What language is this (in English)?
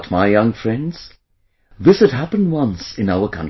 English